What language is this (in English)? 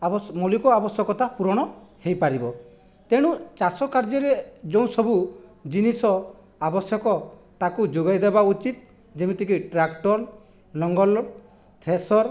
Odia